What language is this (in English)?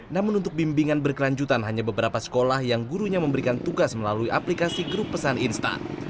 Indonesian